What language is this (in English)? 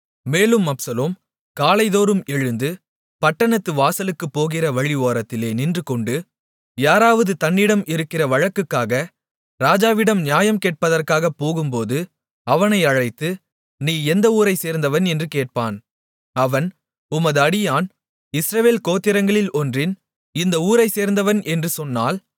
Tamil